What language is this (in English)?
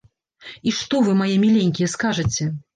Belarusian